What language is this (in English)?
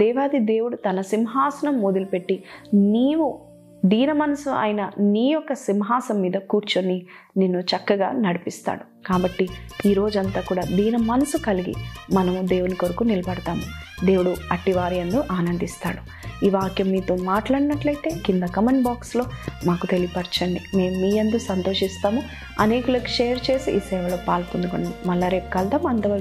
Telugu